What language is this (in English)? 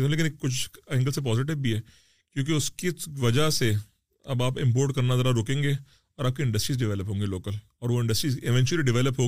Urdu